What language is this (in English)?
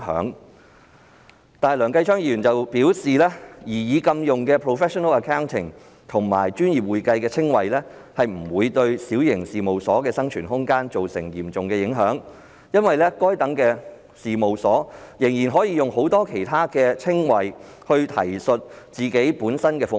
Cantonese